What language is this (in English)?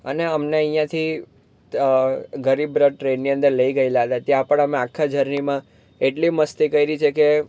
Gujarati